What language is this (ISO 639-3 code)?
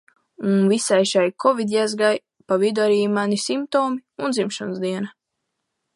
lav